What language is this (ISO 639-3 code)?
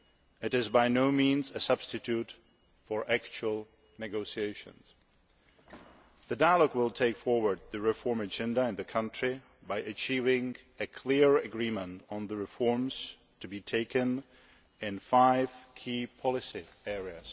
eng